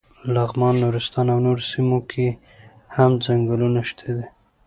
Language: Pashto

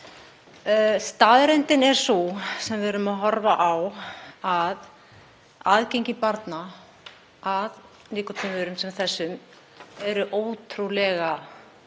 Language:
Icelandic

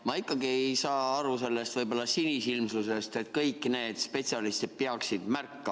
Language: Estonian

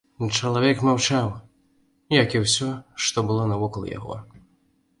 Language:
Belarusian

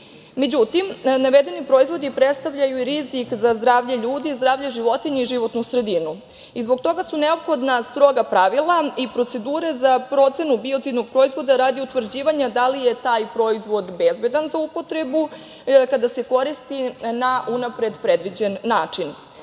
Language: Serbian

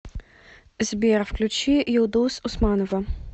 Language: Russian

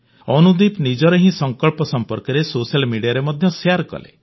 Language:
Odia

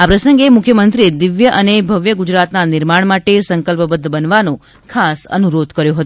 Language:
Gujarati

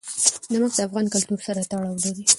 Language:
Pashto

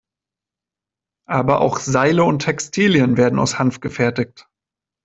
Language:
German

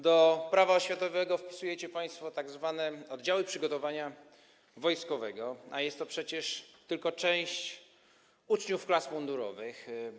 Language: Polish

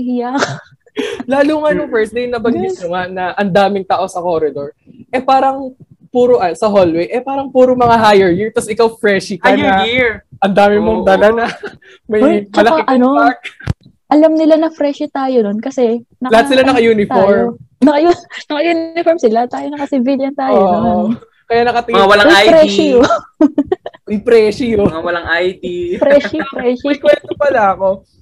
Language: Filipino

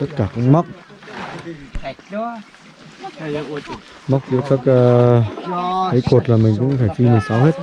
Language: Vietnamese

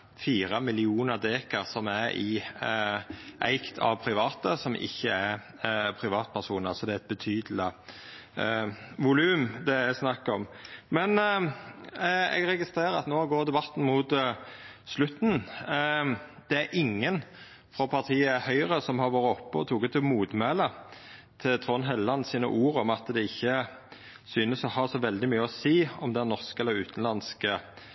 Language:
Norwegian Nynorsk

